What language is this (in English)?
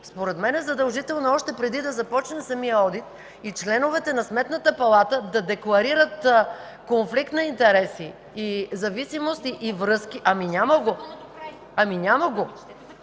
Bulgarian